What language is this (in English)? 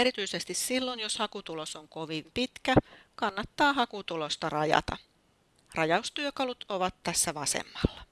Finnish